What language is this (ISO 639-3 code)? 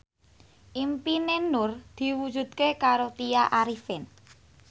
jav